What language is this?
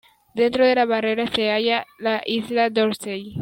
Spanish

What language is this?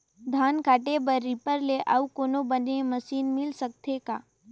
Chhattisgarhi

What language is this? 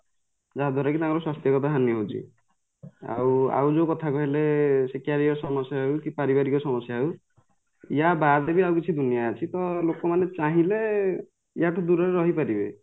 Odia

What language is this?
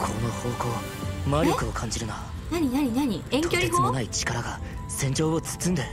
Japanese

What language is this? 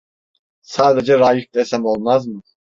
Turkish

